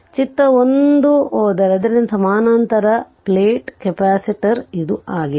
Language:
Kannada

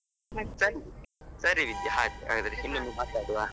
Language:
Kannada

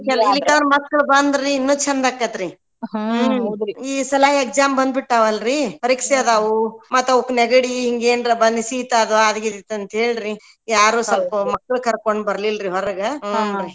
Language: Kannada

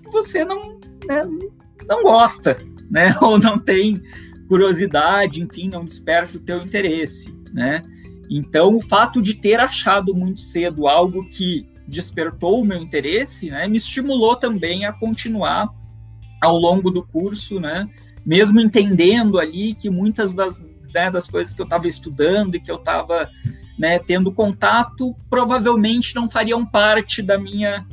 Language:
Portuguese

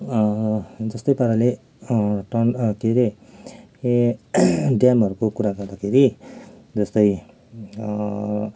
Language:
Nepali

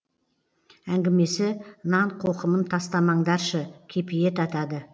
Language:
Kazakh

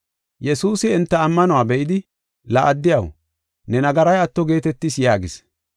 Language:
Gofa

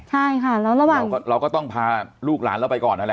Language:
Thai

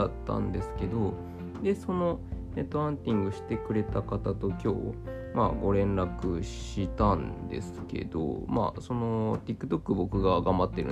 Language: Japanese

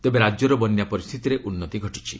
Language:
Odia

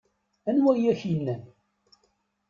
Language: Kabyle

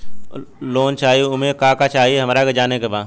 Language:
Bhojpuri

